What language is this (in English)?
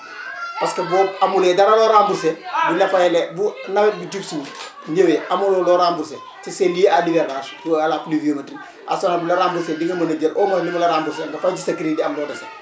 Wolof